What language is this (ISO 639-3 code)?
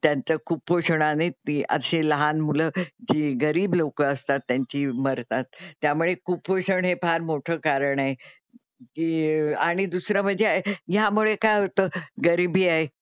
mar